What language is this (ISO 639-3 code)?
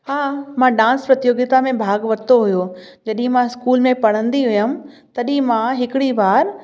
snd